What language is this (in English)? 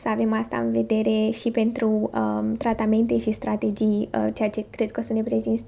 Romanian